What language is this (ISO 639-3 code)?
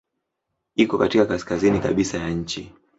swa